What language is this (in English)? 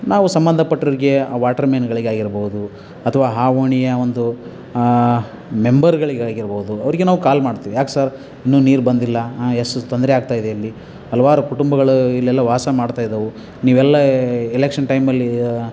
Kannada